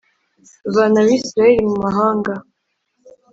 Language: Kinyarwanda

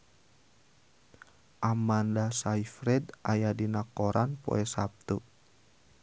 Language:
Sundanese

